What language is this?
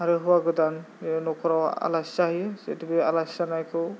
Bodo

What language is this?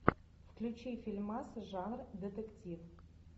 Russian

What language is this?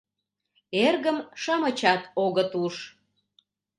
Mari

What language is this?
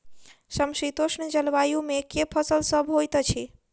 Maithili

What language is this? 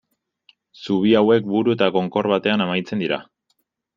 Basque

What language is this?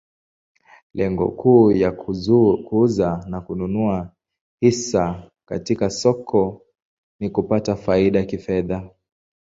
Swahili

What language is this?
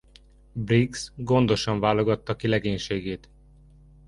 Hungarian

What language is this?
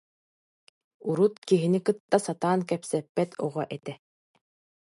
Yakut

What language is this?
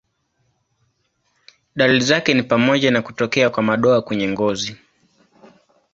Swahili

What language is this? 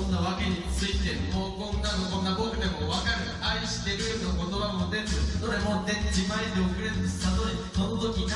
Japanese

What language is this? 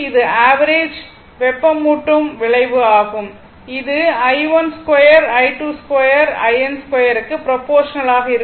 Tamil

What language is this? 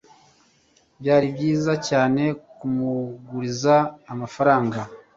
Kinyarwanda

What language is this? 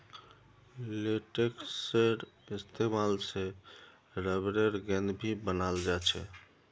Magahi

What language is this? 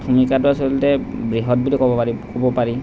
Assamese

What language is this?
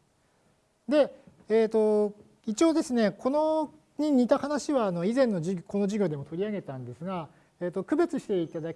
Japanese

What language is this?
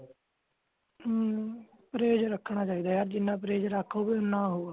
Punjabi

